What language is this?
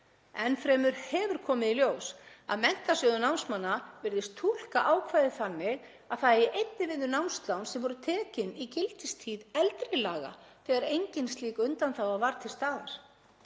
Icelandic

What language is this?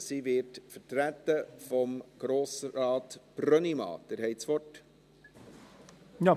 Swiss German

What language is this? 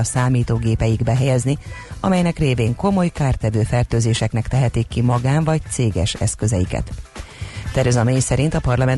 Hungarian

